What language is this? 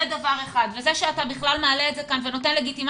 Hebrew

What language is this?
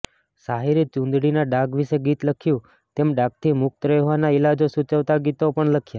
Gujarati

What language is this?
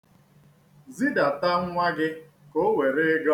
Igbo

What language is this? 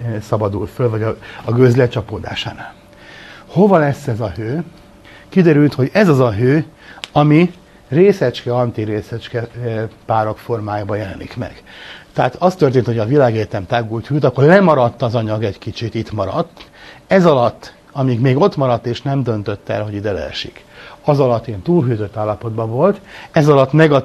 Hungarian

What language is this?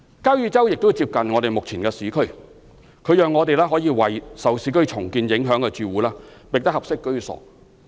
Cantonese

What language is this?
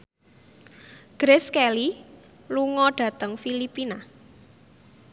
Javanese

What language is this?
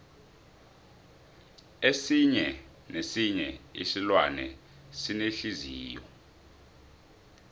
South Ndebele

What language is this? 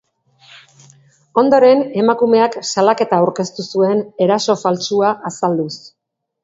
Basque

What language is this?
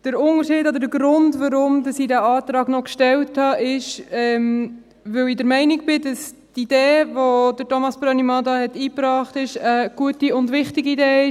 Swiss German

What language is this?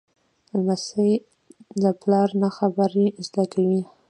Pashto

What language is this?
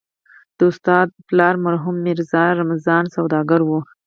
Pashto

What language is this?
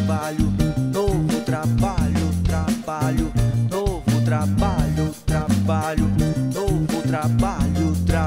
Portuguese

